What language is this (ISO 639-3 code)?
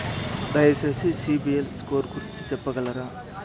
tel